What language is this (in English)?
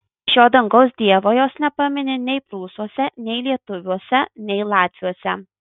Lithuanian